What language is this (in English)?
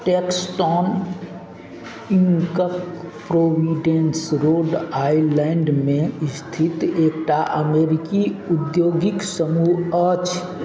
Maithili